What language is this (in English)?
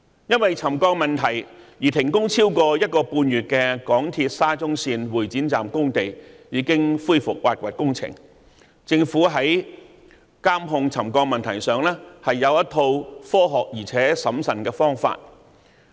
Cantonese